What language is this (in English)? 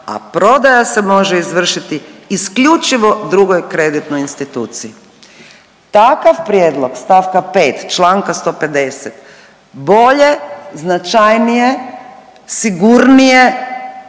Croatian